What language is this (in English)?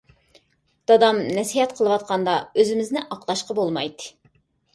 Uyghur